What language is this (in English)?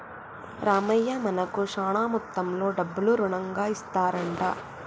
Telugu